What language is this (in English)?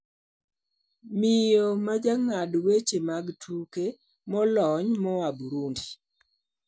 Luo (Kenya and Tanzania)